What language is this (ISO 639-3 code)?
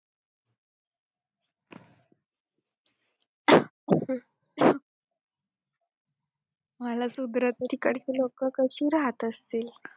mar